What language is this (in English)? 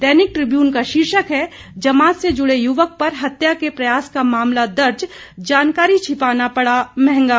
Hindi